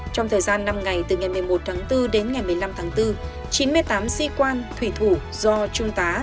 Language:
Vietnamese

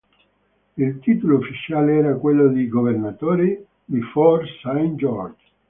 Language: Italian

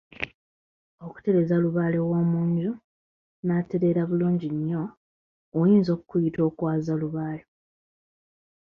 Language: Ganda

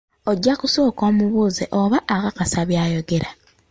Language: Ganda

